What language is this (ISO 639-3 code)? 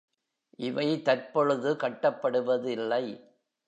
tam